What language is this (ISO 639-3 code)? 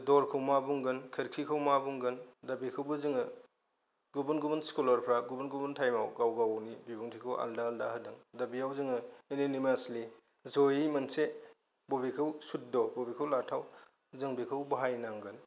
brx